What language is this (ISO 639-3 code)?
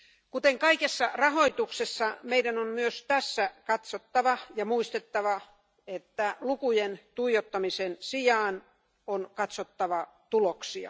fin